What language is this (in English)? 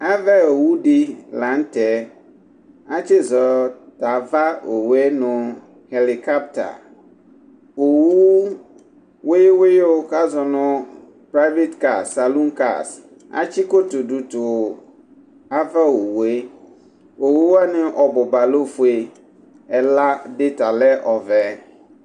Ikposo